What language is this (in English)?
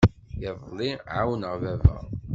Kabyle